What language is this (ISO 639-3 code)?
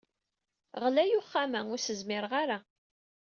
kab